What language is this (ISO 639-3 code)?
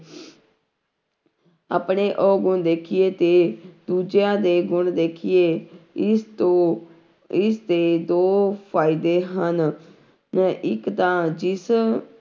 pan